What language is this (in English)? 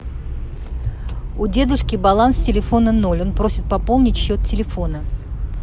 Russian